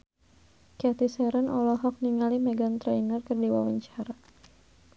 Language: Sundanese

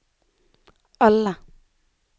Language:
Norwegian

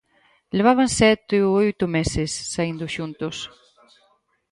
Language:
Galician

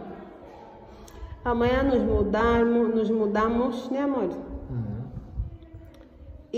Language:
Portuguese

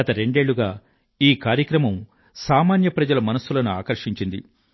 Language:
Telugu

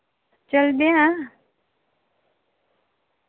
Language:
Dogri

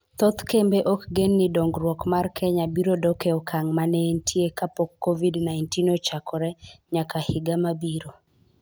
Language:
Luo (Kenya and Tanzania)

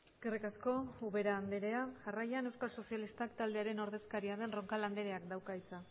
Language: Basque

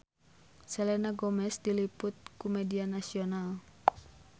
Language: Sundanese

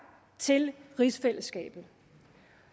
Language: Danish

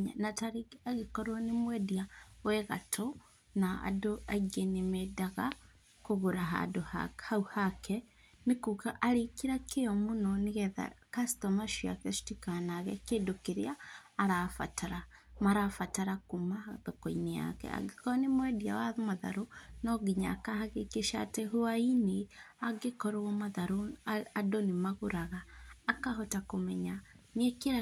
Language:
Kikuyu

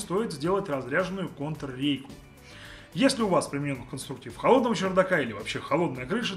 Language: Russian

